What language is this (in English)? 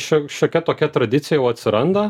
Lithuanian